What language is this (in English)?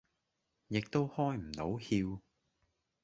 Cantonese